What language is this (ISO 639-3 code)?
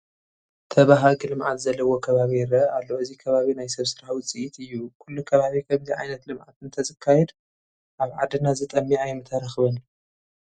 tir